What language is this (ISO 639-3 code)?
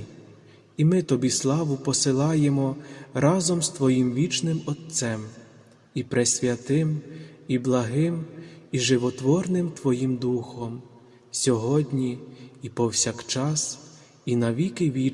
ukr